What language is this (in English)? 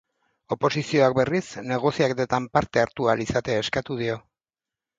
Basque